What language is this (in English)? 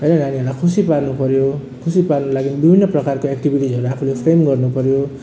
Nepali